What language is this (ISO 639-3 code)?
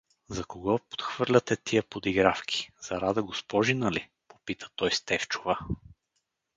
bul